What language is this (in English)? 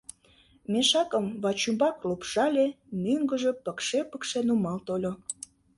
Mari